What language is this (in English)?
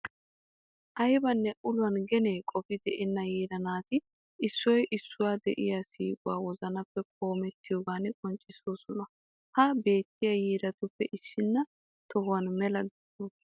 Wolaytta